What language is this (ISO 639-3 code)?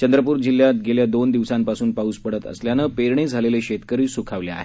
mar